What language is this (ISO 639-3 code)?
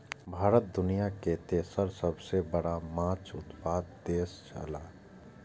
mai